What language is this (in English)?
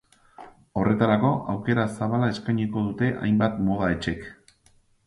Basque